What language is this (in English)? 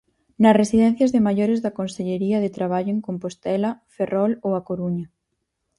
Galician